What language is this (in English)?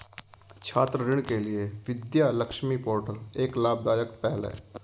Hindi